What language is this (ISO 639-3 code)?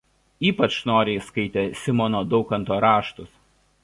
lit